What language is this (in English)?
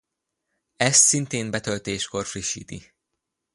Hungarian